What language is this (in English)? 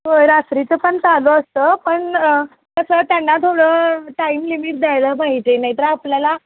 Marathi